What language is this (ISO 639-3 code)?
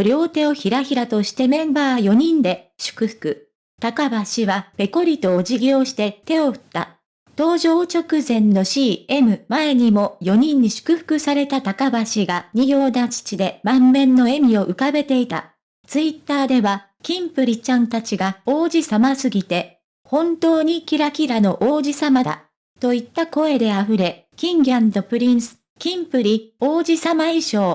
jpn